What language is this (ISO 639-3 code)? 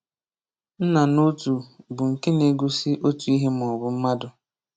ibo